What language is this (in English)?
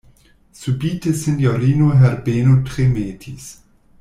Esperanto